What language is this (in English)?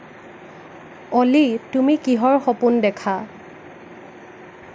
Assamese